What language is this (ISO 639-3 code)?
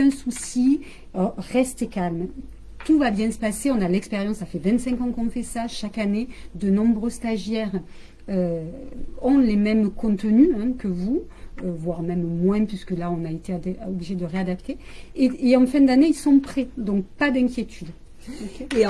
fra